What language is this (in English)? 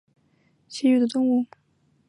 Chinese